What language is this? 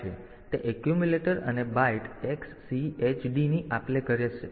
Gujarati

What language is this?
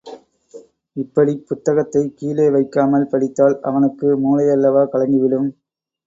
Tamil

